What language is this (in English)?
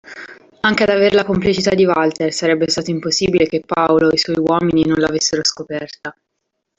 Italian